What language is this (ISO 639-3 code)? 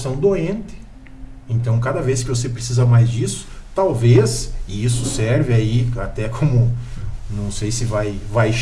por